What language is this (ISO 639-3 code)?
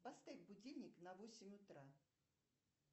rus